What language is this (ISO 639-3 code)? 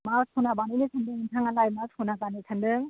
brx